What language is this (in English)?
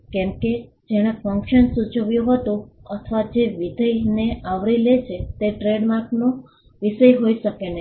Gujarati